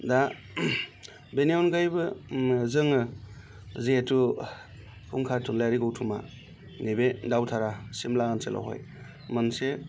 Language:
Bodo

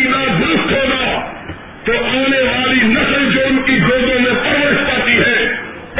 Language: Urdu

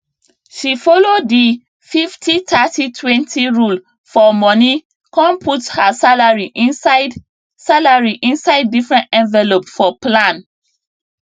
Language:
Nigerian Pidgin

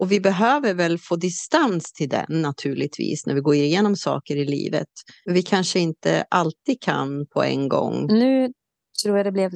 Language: Swedish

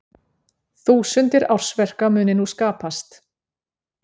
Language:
Icelandic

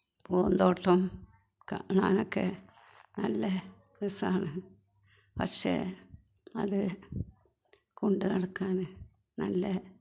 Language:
Malayalam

